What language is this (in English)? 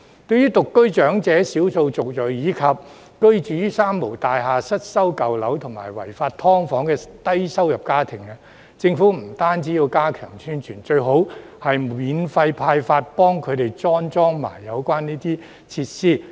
Cantonese